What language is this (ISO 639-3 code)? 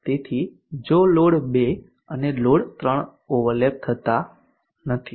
guj